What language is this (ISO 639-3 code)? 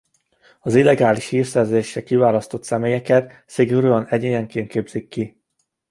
hun